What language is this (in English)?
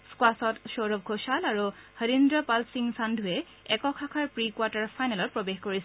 Assamese